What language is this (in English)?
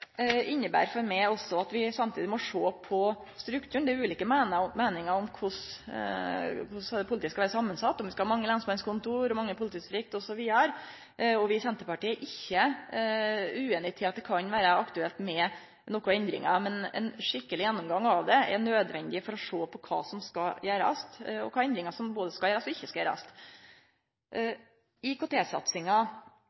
Norwegian Nynorsk